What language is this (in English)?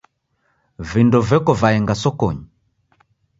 Taita